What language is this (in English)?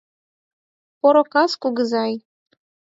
Mari